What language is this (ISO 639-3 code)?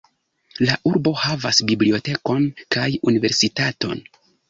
epo